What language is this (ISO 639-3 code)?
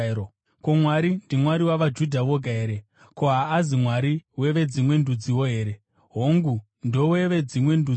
sna